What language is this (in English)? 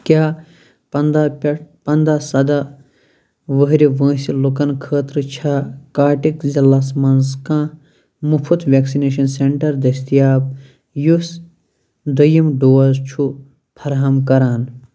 Kashmiri